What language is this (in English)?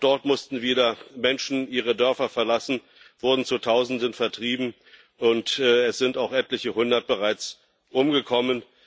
German